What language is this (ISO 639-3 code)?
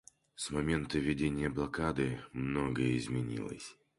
rus